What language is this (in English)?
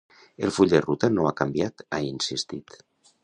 Catalan